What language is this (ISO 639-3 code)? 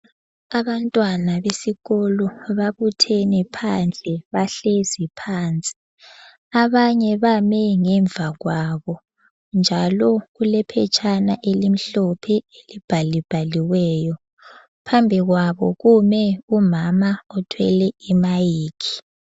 nde